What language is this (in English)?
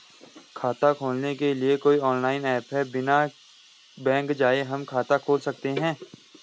Hindi